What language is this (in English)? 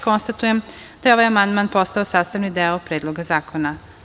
Serbian